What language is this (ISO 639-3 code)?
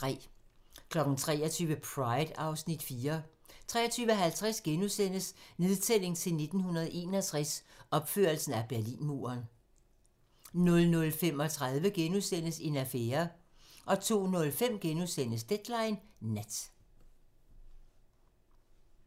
dan